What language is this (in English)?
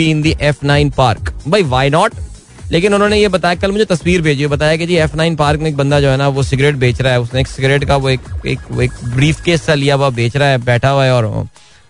Hindi